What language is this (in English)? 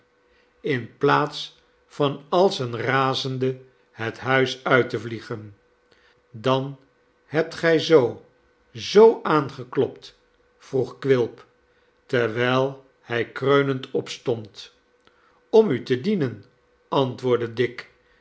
Dutch